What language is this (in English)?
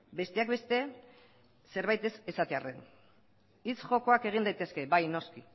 Basque